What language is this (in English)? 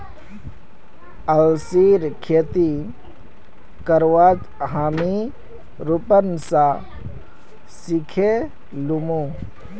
Magahi